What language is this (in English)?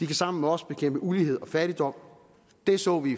Danish